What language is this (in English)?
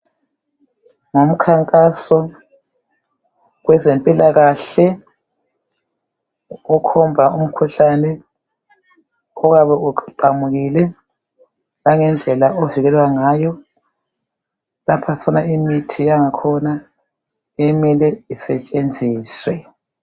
North Ndebele